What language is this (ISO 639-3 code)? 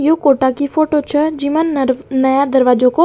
raj